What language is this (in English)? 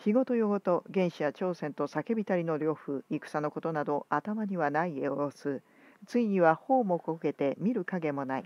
Japanese